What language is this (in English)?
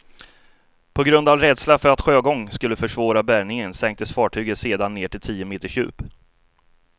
Swedish